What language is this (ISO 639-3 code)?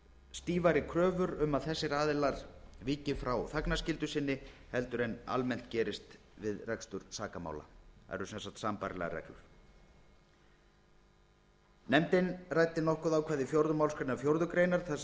isl